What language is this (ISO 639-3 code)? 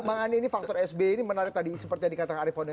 ind